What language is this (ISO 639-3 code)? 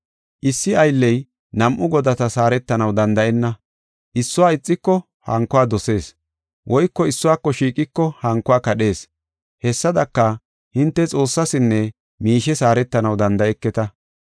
gof